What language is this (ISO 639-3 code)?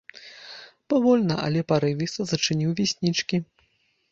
bel